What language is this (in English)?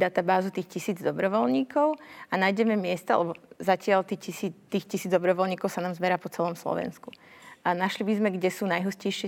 Slovak